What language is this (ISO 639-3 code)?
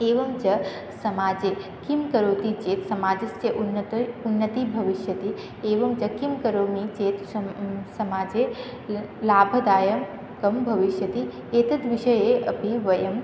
san